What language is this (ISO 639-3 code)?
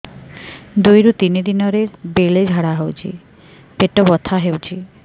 ori